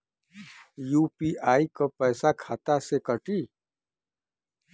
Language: Bhojpuri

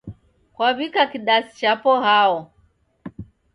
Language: Taita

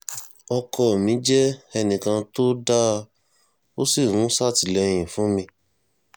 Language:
Yoruba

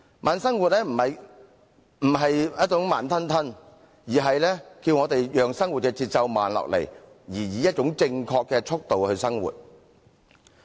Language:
Cantonese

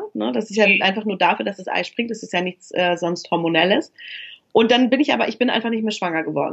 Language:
German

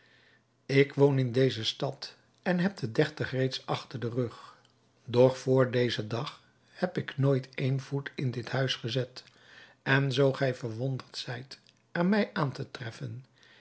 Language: Dutch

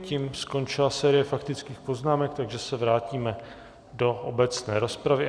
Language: Czech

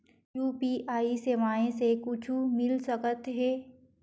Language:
Chhattisgarhi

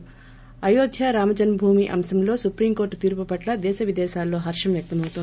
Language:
Telugu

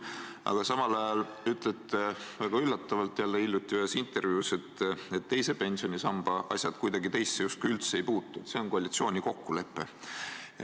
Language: Estonian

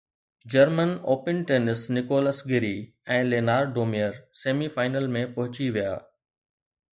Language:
Sindhi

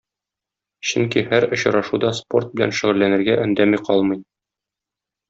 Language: Tatar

